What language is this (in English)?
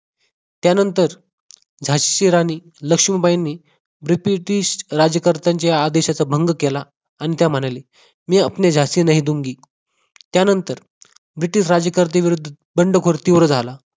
Marathi